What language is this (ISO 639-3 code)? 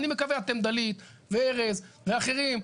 heb